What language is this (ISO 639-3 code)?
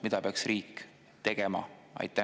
est